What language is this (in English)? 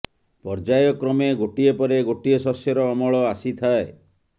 Odia